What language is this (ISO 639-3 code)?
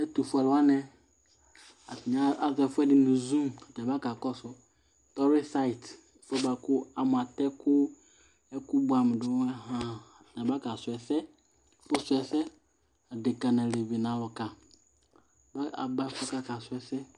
kpo